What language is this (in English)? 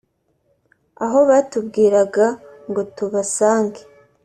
Kinyarwanda